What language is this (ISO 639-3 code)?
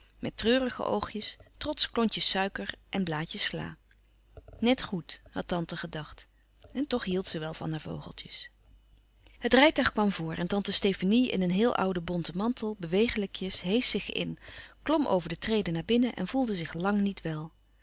nld